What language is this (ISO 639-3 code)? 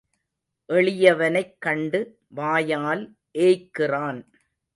tam